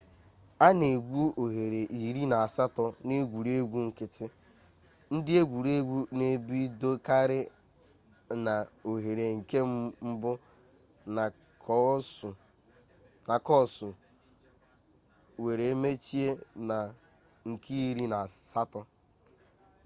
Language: Igbo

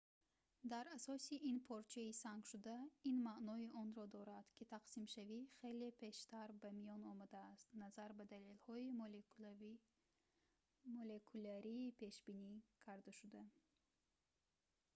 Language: Tajik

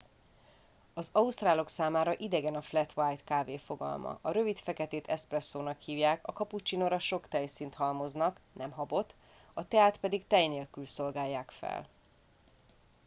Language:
Hungarian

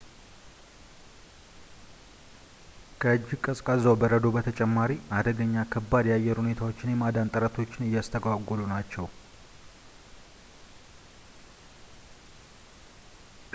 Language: Amharic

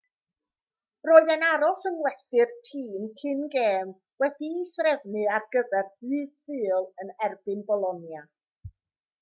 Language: Welsh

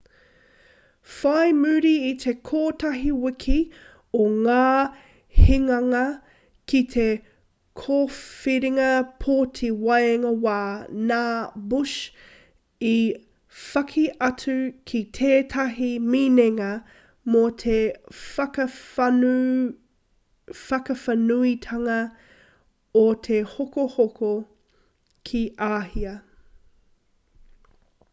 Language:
Māori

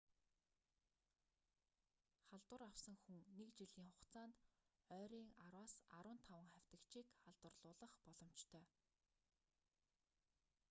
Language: Mongolian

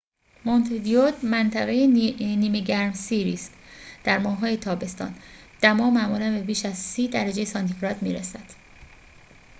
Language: Persian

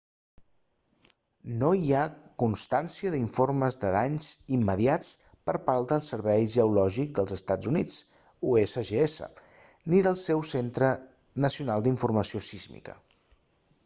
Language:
Catalan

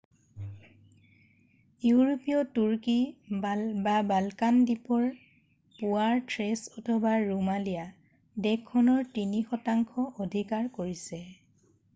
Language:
Assamese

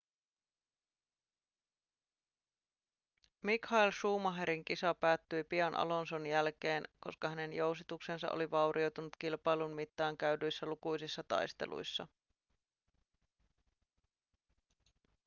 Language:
Finnish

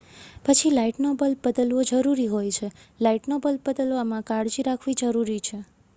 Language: Gujarati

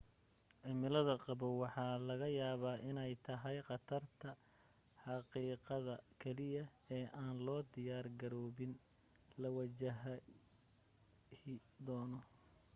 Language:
Somali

